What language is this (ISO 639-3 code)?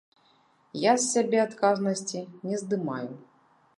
bel